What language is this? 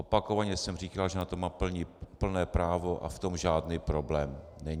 Czech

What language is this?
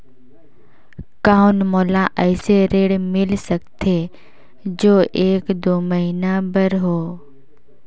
Chhattisgarhi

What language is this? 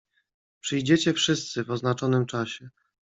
Polish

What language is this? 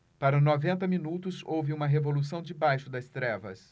Portuguese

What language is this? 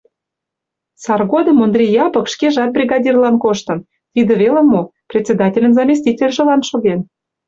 Mari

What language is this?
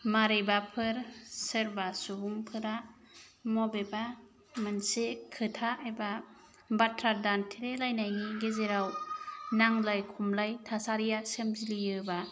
Bodo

